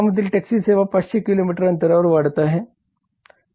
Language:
Marathi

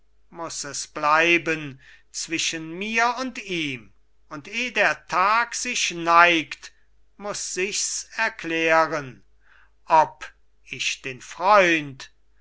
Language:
German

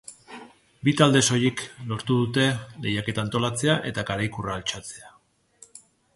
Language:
Basque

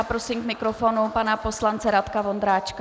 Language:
Czech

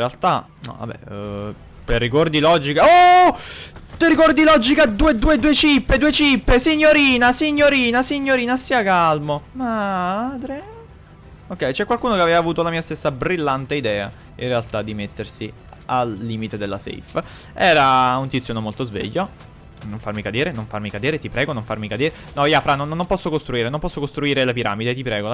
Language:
Italian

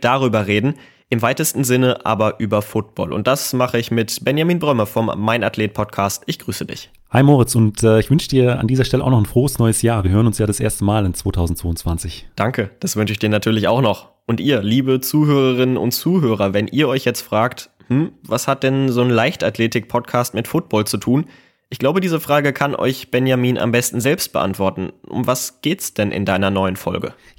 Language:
German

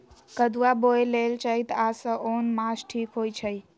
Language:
Magahi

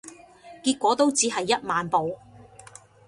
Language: Cantonese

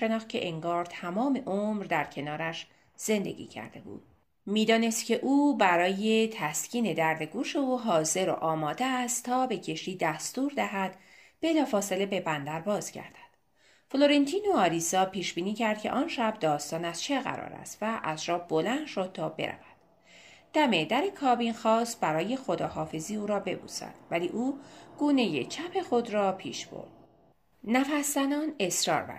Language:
Persian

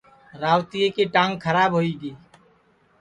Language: Sansi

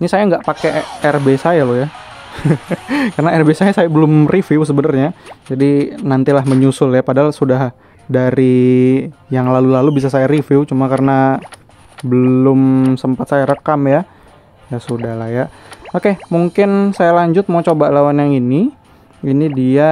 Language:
Indonesian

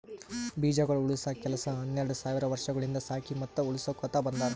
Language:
Kannada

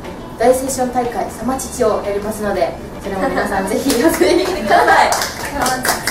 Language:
Japanese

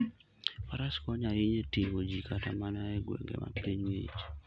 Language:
Luo (Kenya and Tanzania)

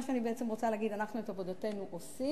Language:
Hebrew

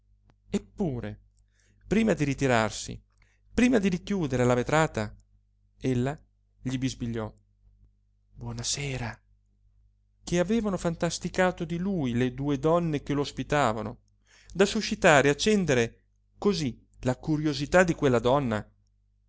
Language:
Italian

